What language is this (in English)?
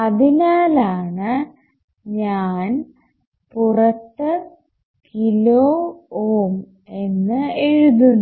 Malayalam